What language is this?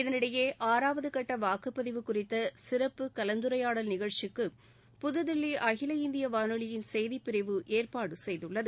Tamil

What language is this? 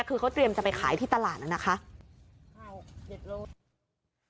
Thai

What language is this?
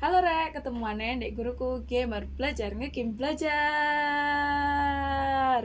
Indonesian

